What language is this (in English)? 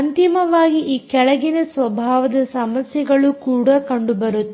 Kannada